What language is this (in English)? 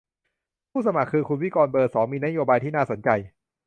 Thai